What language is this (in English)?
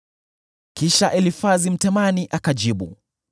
Swahili